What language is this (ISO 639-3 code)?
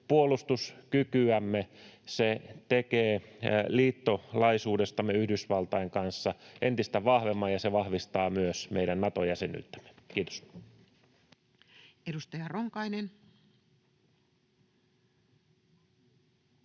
fin